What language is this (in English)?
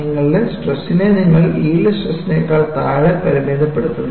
Malayalam